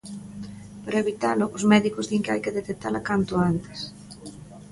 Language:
Galician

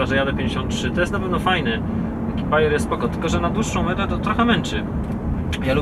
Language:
Polish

